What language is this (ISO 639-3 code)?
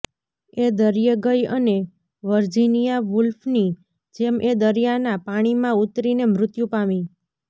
guj